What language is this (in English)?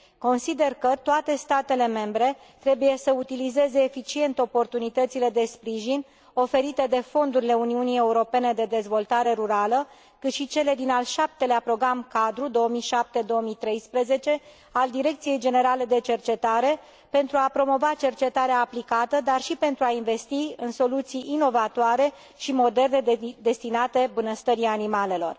Romanian